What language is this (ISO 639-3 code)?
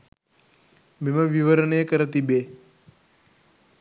sin